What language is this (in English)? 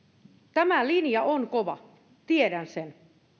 Finnish